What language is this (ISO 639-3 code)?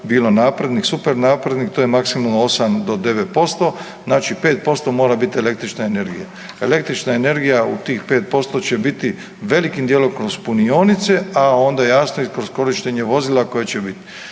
hrv